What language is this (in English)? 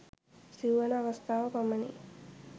Sinhala